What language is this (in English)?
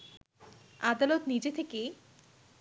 Bangla